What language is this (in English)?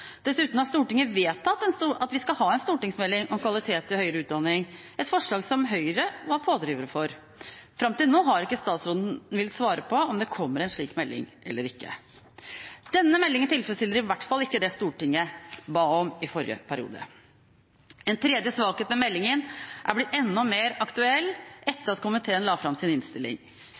Norwegian Bokmål